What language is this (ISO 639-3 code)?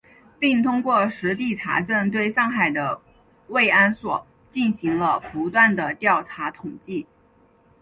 zho